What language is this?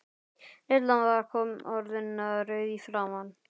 Icelandic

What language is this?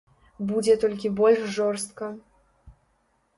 Belarusian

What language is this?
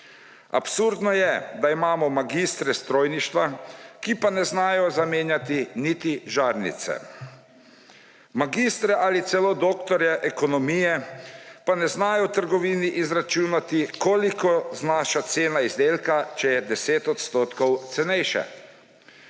Slovenian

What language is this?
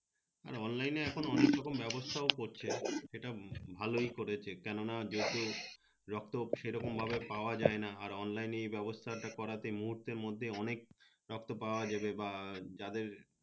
Bangla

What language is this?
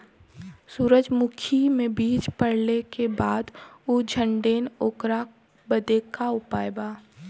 Bhojpuri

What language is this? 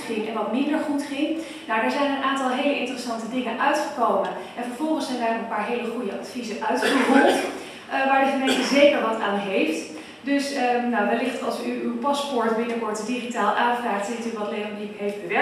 Dutch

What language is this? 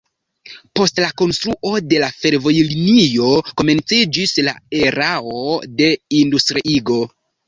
Esperanto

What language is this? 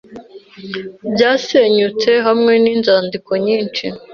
Kinyarwanda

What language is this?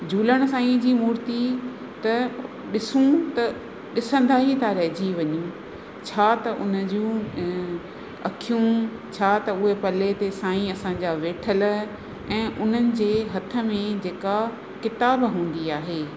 Sindhi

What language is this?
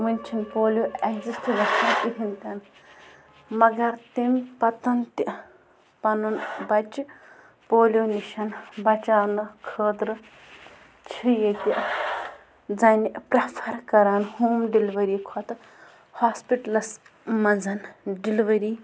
Kashmiri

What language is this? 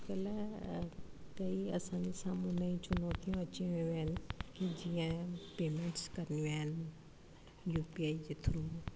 Sindhi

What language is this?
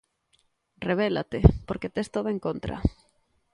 Galician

